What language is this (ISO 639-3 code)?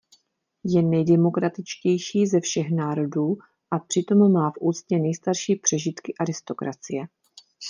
ces